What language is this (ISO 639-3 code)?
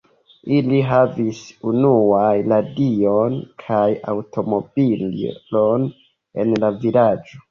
epo